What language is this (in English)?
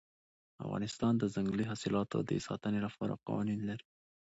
Pashto